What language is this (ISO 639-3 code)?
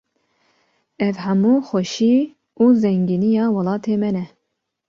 kur